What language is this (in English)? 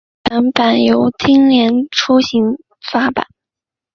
Chinese